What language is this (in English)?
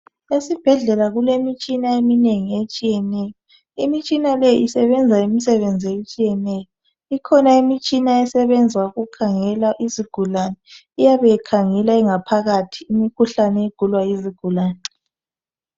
North Ndebele